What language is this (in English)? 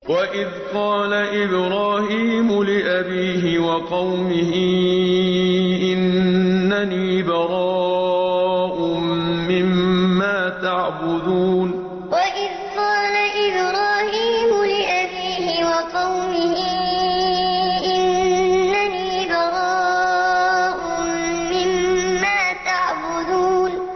Arabic